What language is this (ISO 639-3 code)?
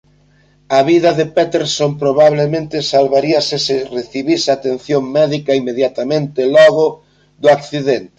glg